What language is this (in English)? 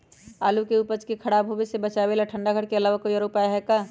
Magahi